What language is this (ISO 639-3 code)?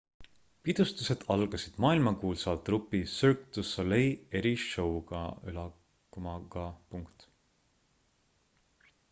est